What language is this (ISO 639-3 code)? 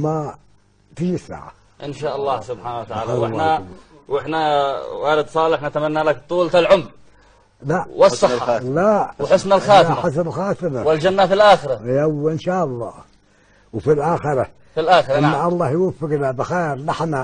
ara